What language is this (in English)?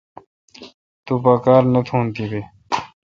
Kalkoti